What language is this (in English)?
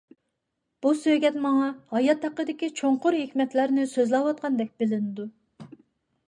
Uyghur